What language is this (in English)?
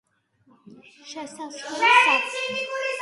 Georgian